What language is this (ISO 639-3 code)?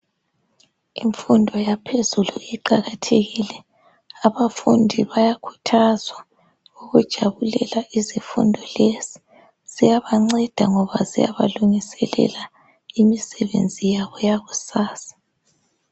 nde